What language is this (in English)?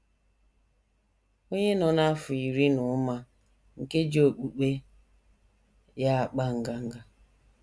Igbo